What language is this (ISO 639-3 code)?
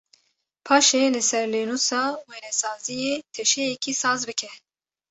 kur